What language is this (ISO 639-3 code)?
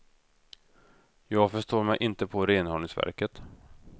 swe